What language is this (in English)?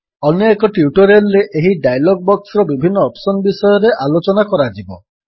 Odia